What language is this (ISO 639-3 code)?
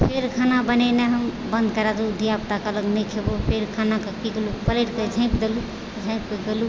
mai